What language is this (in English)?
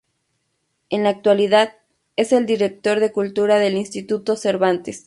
Spanish